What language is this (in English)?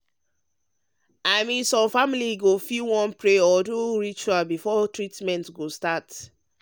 Nigerian Pidgin